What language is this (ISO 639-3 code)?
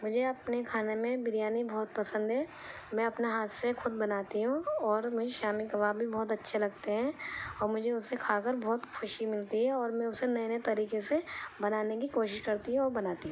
urd